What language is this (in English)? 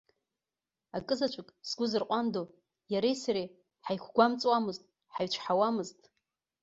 Abkhazian